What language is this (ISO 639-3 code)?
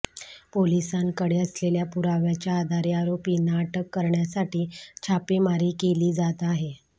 mar